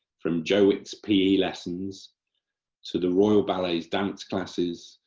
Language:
English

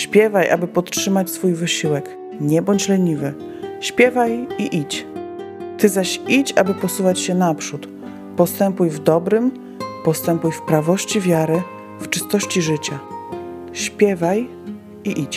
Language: Polish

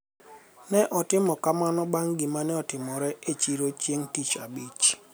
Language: Luo (Kenya and Tanzania)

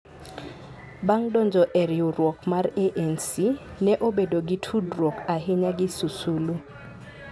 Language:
Luo (Kenya and Tanzania)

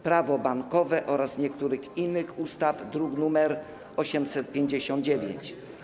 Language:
Polish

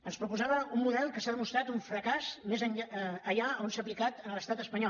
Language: Catalan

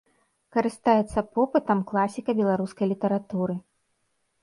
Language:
Belarusian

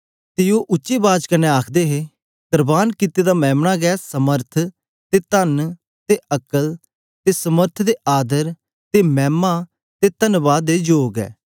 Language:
Dogri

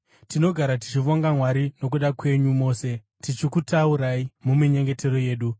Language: Shona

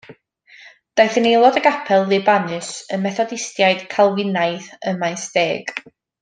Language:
Welsh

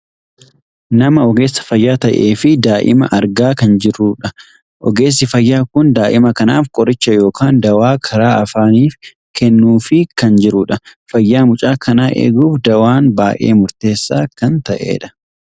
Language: Oromo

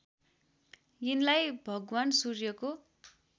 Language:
Nepali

